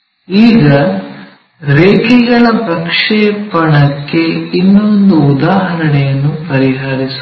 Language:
Kannada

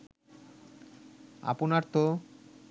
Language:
Bangla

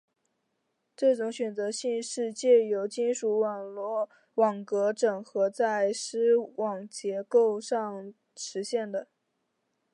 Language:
Chinese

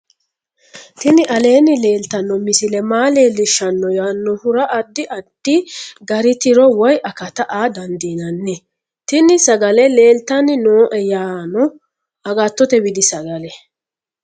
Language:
Sidamo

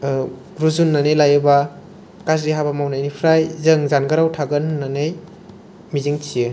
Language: Bodo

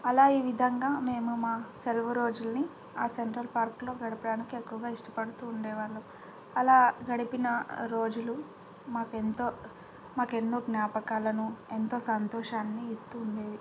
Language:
Telugu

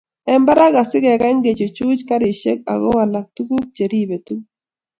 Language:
Kalenjin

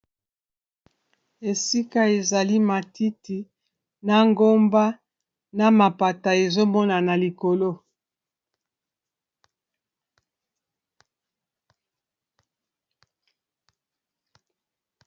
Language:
Lingala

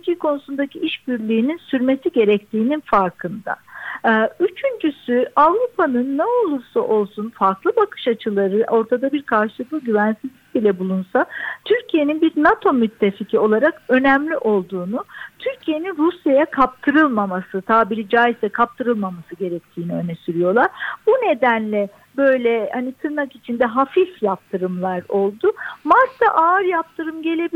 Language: Turkish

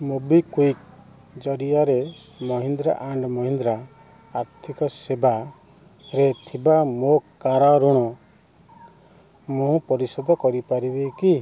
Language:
Odia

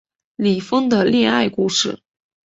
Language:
Chinese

